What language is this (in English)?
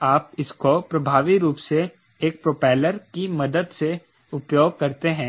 Hindi